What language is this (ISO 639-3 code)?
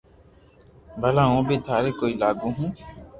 lrk